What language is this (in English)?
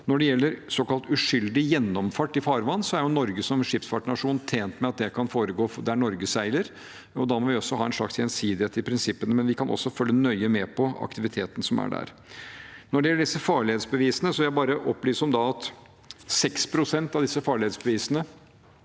Norwegian